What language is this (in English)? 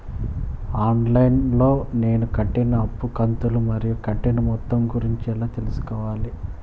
Telugu